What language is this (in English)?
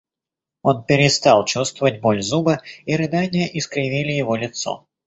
Russian